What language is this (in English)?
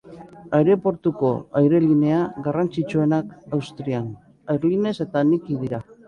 Basque